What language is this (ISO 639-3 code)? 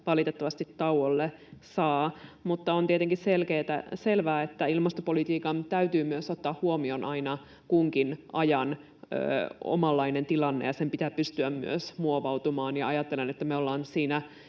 fin